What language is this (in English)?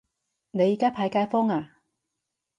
Cantonese